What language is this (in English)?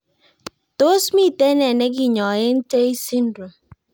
Kalenjin